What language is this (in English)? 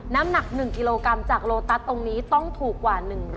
Thai